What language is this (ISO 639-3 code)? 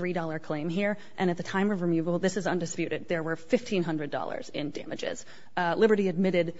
eng